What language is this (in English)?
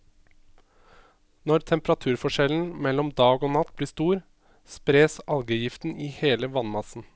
Norwegian